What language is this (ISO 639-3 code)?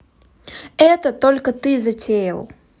rus